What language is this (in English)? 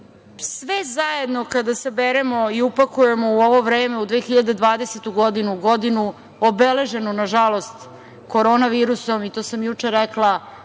Serbian